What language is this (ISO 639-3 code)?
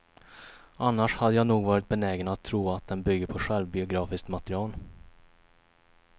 swe